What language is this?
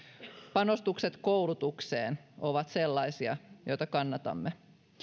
Finnish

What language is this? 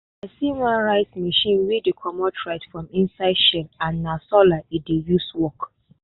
Nigerian Pidgin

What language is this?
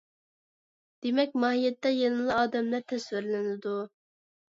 Uyghur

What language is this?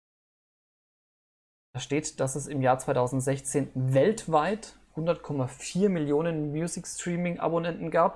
German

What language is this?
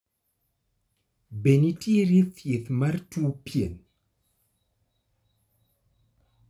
Luo (Kenya and Tanzania)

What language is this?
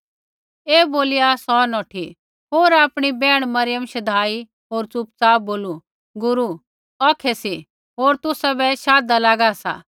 Kullu Pahari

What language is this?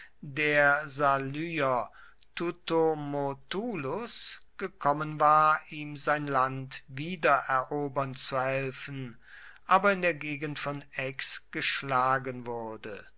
German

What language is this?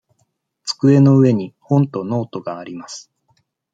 Japanese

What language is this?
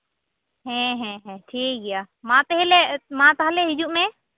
Santali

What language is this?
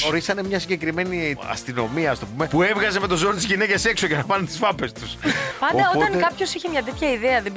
Greek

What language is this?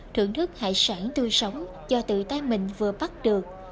Vietnamese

